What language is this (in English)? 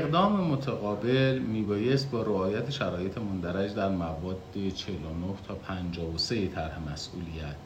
Persian